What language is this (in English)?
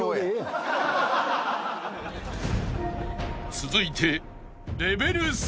Japanese